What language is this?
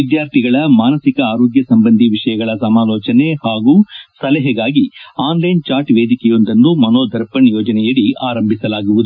Kannada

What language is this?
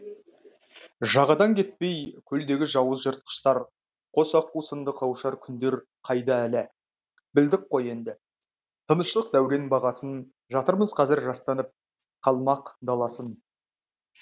Kazakh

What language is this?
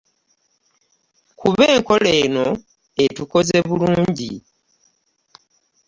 Ganda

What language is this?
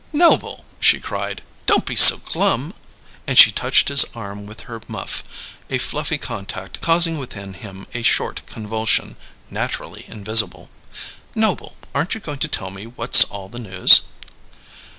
English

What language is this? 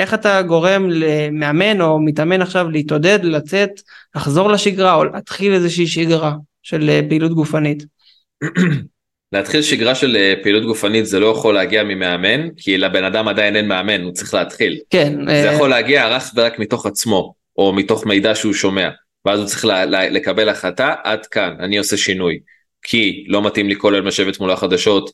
Hebrew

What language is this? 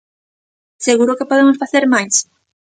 Galician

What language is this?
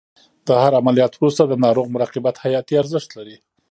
Pashto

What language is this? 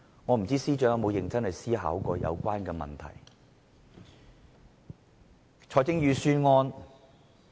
Cantonese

